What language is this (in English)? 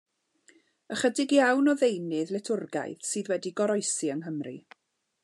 Welsh